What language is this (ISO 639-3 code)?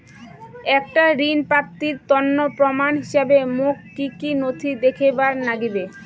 ben